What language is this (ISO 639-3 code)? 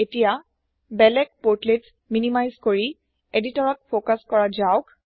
asm